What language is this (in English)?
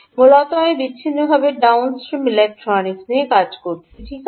Bangla